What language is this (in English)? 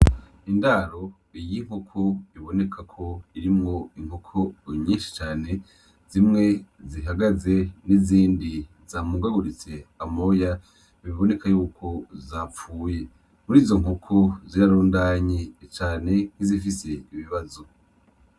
Rundi